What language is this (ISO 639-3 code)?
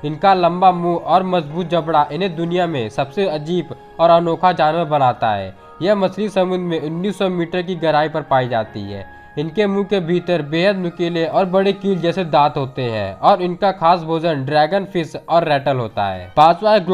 hin